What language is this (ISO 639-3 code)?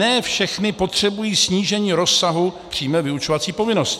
ces